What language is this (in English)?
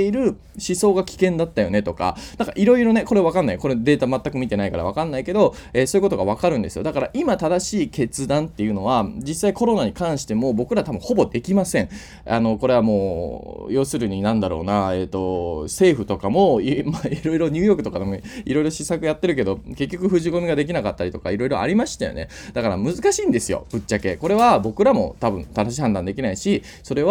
Japanese